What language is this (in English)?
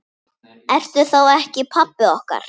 Icelandic